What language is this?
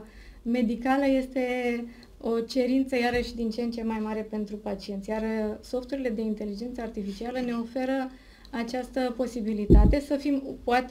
Romanian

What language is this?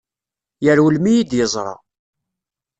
Kabyle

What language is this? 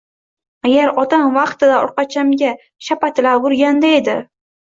Uzbek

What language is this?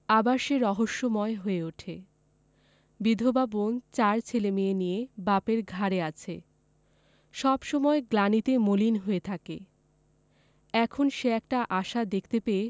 Bangla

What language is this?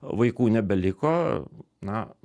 Lithuanian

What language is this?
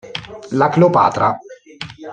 Italian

